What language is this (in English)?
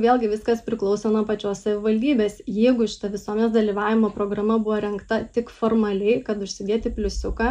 Lithuanian